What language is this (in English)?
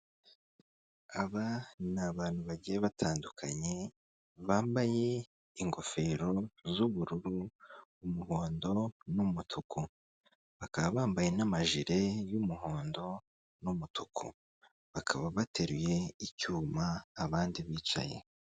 Kinyarwanda